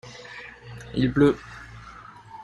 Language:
French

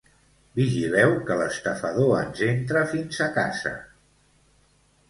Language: Catalan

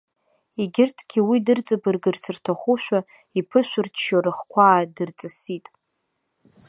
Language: Abkhazian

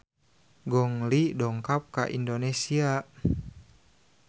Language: Sundanese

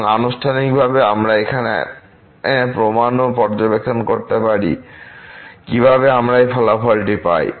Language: Bangla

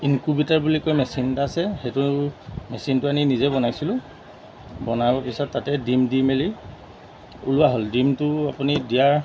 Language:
Assamese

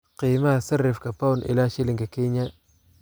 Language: Somali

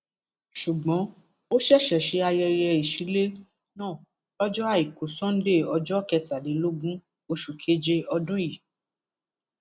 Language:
Yoruba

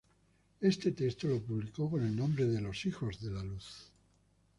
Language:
Spanish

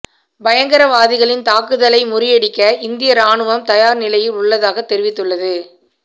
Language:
Tamil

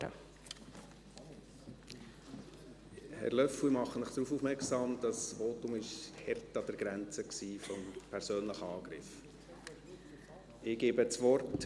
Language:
Swiss German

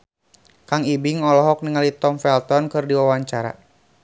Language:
Sundanese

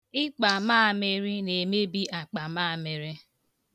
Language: Igbo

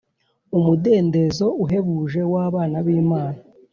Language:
Kinyarwanda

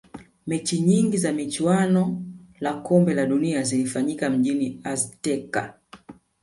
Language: Swahili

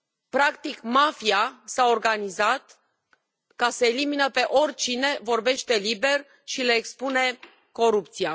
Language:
Romanian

